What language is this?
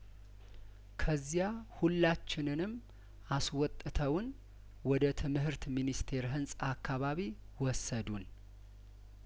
Amharic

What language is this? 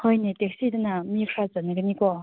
Manipuri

